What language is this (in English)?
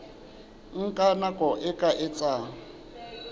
Southern Sotho